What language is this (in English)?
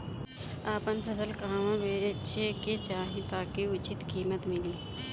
Bhojpuri